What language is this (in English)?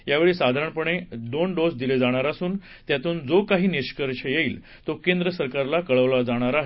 Marathi